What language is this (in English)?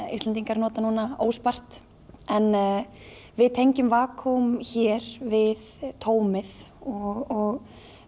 Icelandic